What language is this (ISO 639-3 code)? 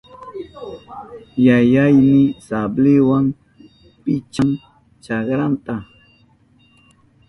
qup